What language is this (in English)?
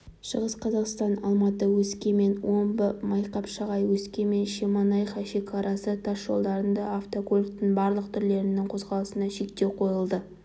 Kazakh